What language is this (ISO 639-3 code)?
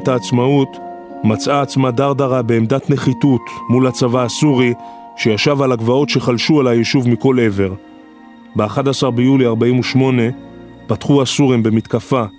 heb